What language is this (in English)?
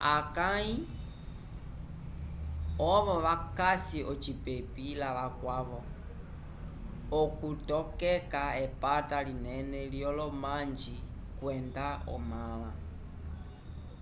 Umbundu